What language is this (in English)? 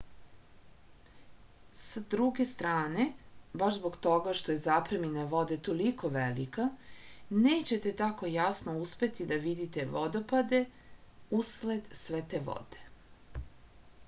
Serbian